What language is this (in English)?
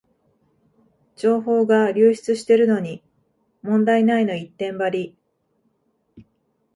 Japanese